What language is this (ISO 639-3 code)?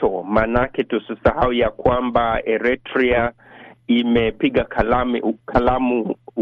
swa